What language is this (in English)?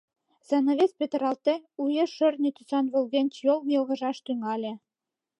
Mari